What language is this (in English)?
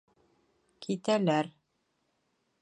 Bashkir